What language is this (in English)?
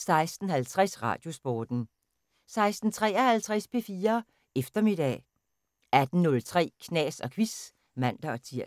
Danish